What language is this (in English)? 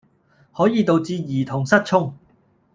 Cantonese